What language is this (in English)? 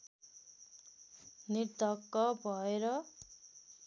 Nepali